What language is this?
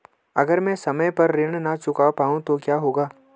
Hindi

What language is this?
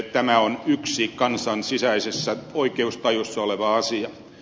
Finnish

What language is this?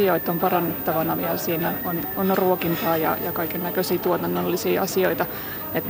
Finnish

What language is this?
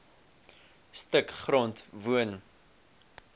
Afrikaans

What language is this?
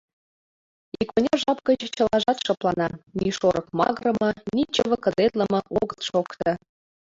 Mari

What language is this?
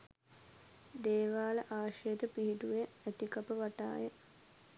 Sinhala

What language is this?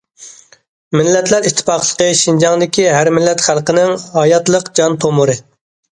Uyghur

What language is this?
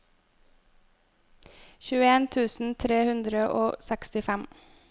Norwegian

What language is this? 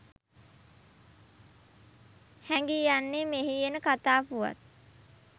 Sinhala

